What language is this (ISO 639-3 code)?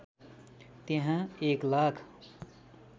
nep